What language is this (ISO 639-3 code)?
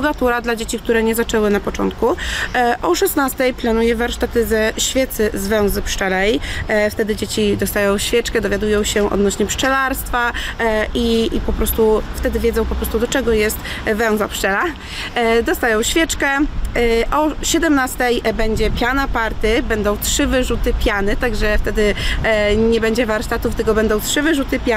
pol